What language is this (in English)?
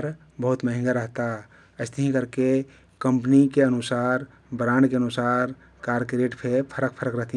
Kathoriya Tharu